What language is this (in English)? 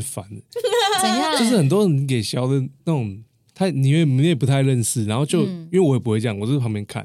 Chinese